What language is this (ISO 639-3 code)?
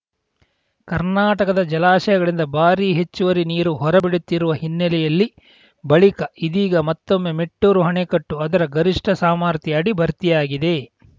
kan